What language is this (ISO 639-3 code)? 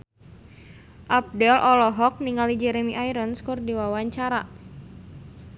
sun